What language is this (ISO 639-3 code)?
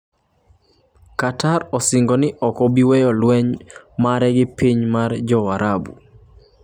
luo